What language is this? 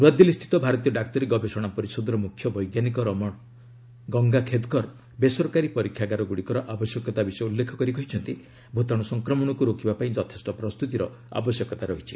Odia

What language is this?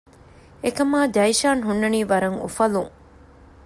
Divehi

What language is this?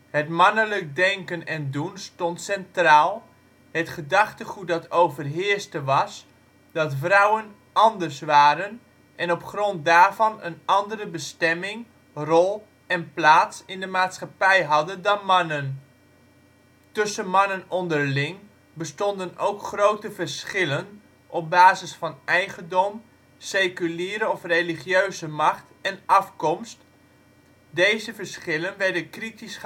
Dutch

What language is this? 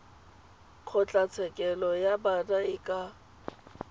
Tswana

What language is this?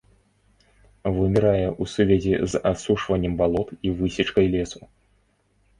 Belarusian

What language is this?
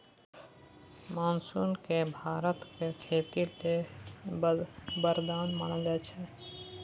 Maithili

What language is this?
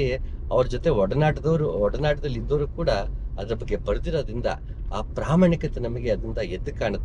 Kannada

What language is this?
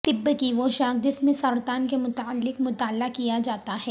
Urdu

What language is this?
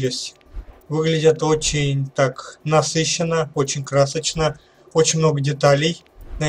Russian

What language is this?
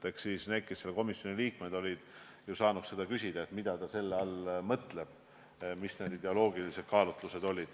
Estonian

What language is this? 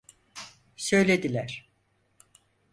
Turkish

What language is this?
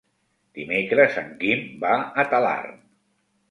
Catalan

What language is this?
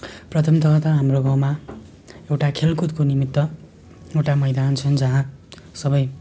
Nepali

